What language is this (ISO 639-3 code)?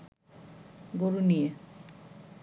ben